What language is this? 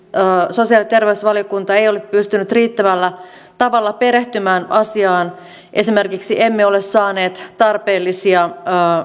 Finnish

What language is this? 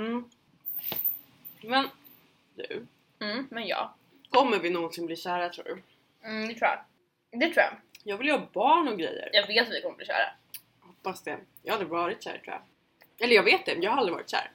Swedish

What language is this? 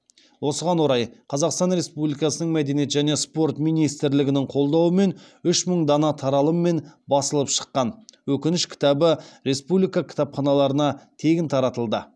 Kazakh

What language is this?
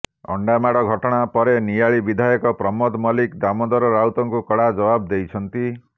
Odia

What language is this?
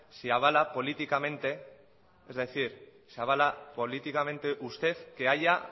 Spanish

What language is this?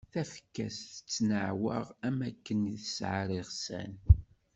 Kabyle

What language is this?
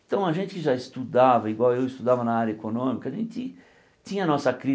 Portuguese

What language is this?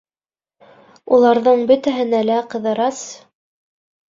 Bashkir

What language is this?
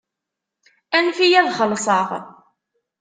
Kabyle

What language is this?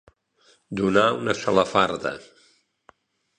Catalan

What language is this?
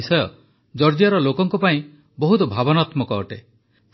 Odia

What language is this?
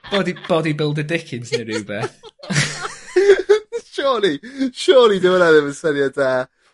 Welsh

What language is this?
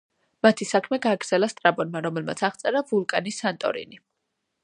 Georgian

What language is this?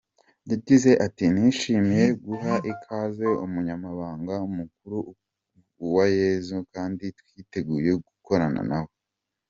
Kinyarwanda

